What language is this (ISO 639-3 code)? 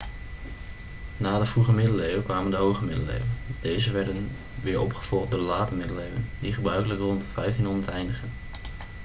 nld